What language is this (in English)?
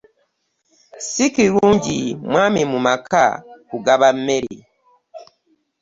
Ganda